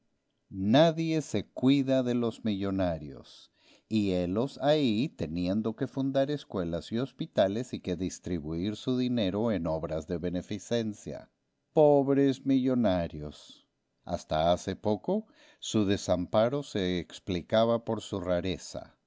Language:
Spanish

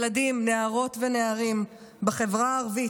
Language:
Hebrew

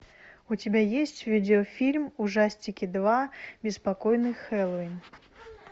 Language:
Russian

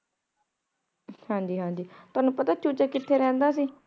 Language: Punjabi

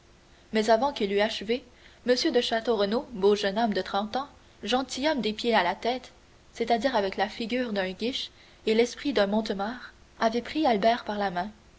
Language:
French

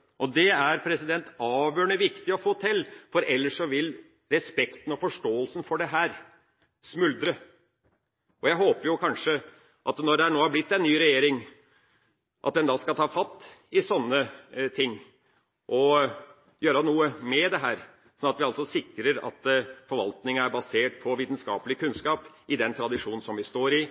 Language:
Norwegian Bokmål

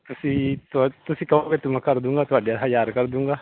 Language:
Punjabi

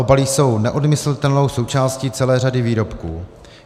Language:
Czech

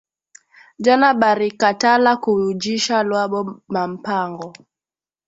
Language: Swahili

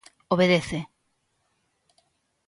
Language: Galician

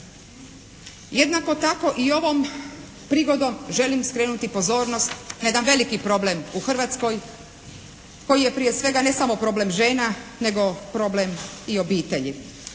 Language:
Croatian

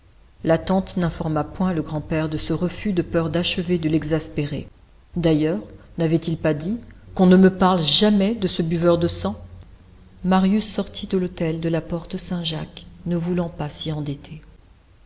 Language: French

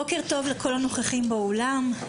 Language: Hebrew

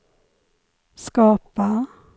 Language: Swedish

